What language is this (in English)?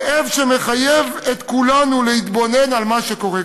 Hebrew